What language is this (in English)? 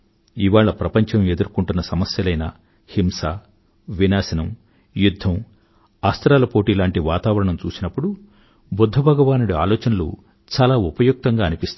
Telugu